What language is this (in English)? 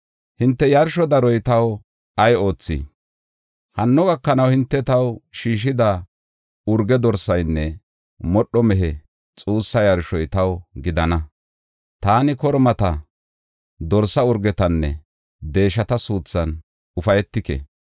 Gofa